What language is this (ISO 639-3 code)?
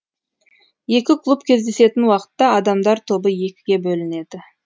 kaz